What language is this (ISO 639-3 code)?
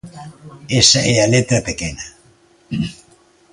glg